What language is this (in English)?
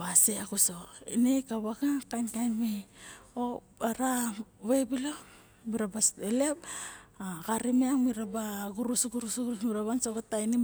Barok